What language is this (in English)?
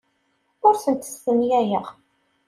Kabyle